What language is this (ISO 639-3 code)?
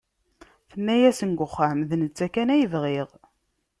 kab